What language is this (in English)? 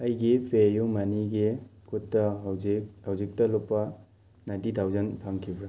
Manipuri